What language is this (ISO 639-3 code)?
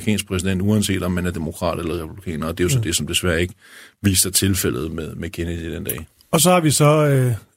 dan